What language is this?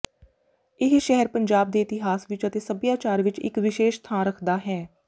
Punjabi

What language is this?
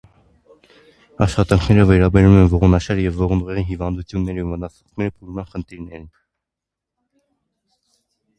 Armenian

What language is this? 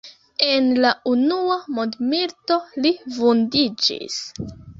Esperanto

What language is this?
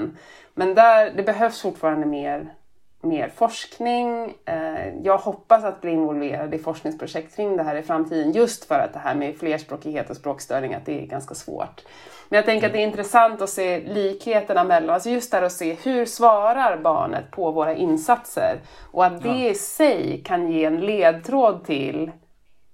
Swedish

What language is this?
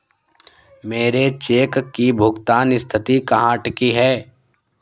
Hindi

